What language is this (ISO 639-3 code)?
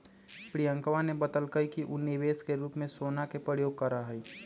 mag